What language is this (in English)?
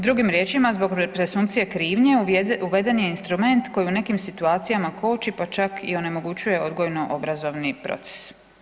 Croatian